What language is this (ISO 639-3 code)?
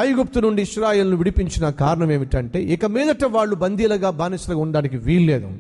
tel